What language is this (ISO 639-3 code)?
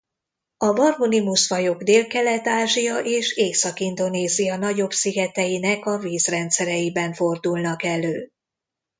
hun